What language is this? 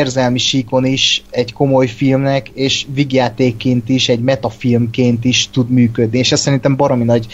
Hungarian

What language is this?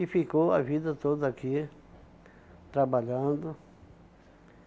Portuguese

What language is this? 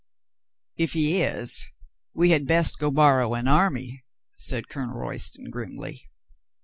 English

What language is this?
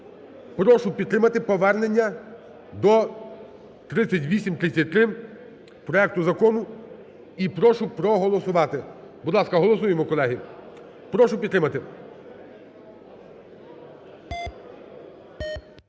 Ukrainian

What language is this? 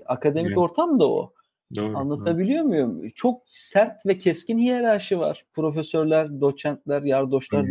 Turkish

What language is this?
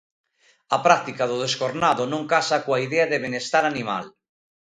Galician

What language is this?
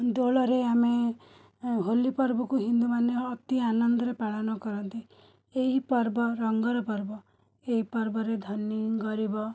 Odia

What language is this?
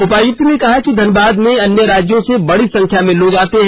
Hindi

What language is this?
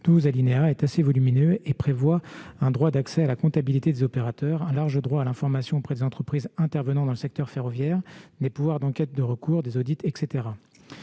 French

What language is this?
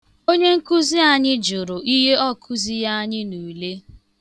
Igbo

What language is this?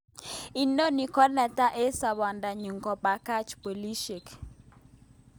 Kalenjin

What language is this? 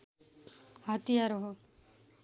Nepali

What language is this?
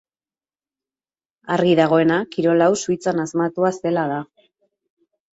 Basque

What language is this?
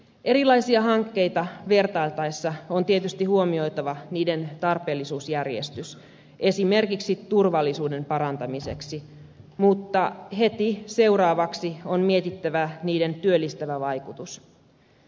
Finnish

